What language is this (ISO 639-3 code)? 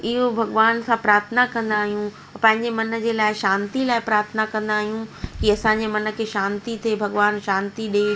snd